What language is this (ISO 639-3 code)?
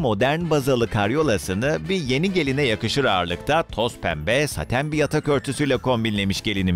tur